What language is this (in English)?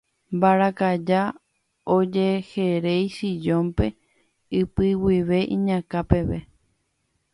Guarani